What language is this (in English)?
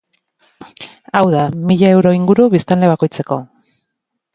Basque